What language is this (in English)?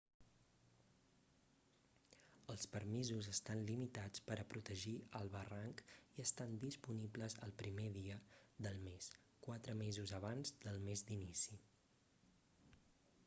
Catalan